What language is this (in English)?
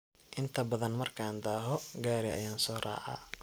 Somali